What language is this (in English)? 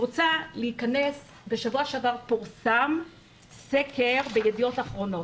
Hebrew